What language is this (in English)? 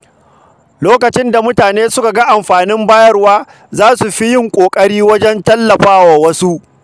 Hausa